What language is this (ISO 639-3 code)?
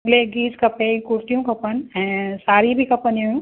snd